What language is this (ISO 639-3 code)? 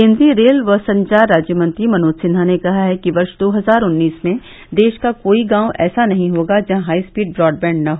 hin